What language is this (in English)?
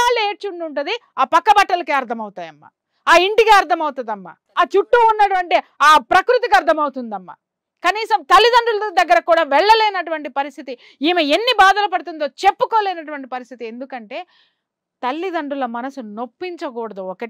Telugu